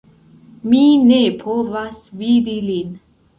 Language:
Esperanto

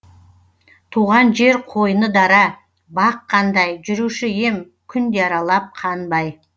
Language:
Kazakh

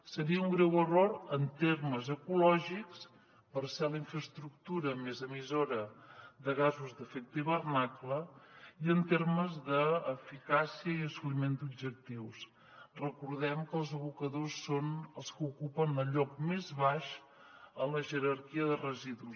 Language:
Catalan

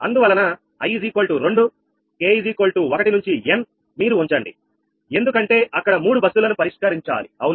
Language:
Telugu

